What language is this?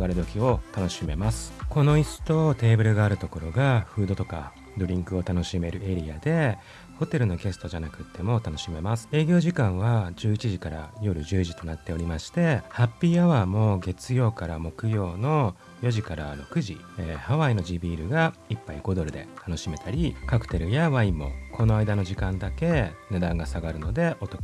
Japanese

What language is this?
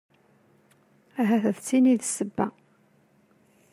Kabyle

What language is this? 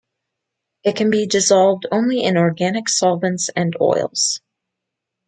English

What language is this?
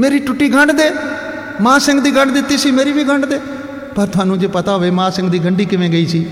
Punjabi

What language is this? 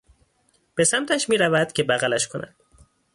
Persian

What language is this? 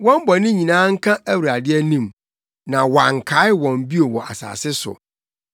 Akan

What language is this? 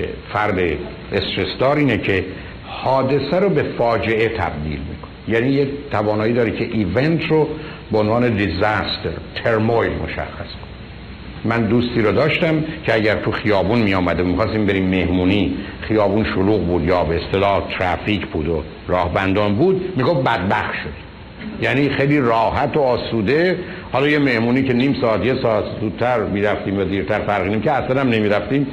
Persian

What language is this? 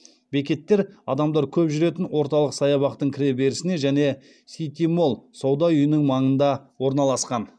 Kazakh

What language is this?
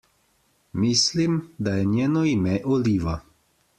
Slovenian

